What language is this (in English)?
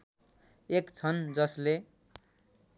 Nepali